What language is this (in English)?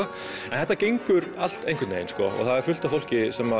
Icelandic